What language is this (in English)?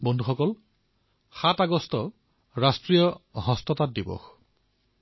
Assamese